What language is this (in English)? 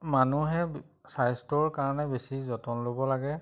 Assamese